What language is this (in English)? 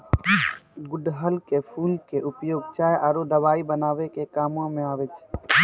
Maithili